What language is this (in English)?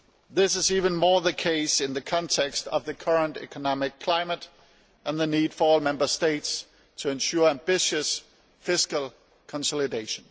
English